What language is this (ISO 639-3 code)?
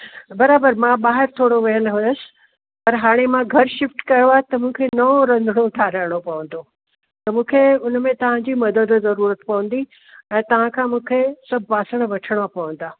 snd